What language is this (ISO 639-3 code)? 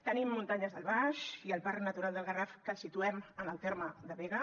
cat